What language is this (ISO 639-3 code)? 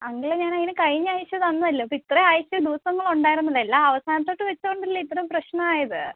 mal